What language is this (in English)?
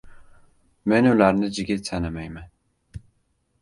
Uzbek